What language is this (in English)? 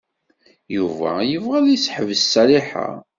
Kabyle